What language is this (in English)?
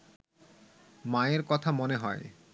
Bangla